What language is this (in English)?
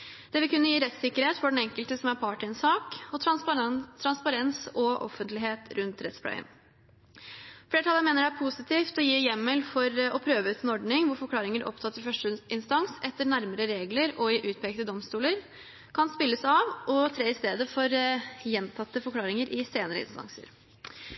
Norwegian Bokmål